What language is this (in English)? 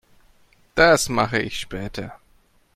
German